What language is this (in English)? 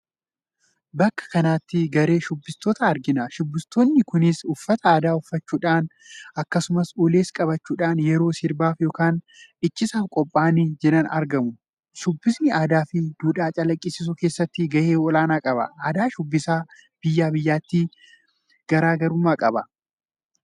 Oromo